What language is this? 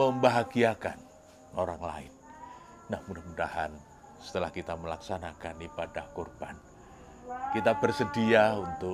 Indonesian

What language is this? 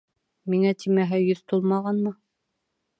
Bashkir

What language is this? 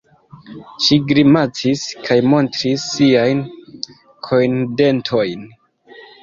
Esperanto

